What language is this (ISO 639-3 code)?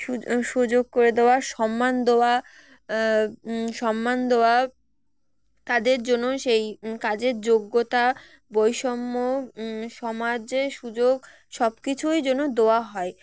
ben